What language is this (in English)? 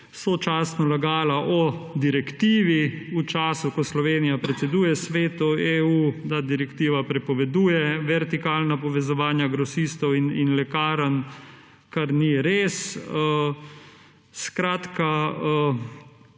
Slovenian